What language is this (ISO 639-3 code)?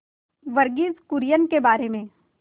hin